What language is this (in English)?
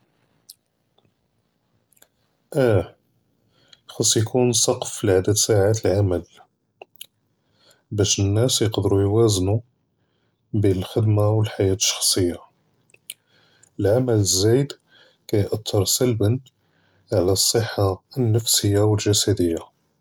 Judeo-Arabic